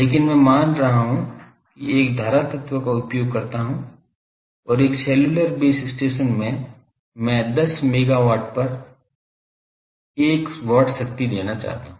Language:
Hindi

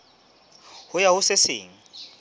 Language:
Southern Sotho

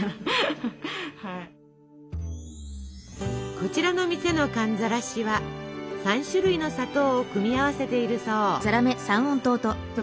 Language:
Japanese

